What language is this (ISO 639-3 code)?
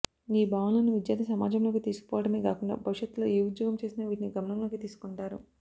tel